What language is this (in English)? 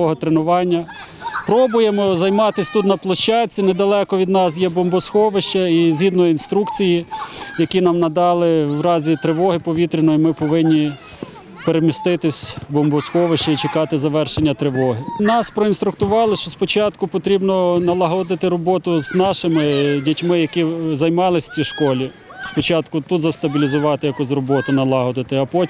Ukrainian